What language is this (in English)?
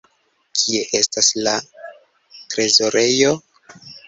Esperanto